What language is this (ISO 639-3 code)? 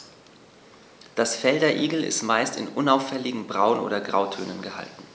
deu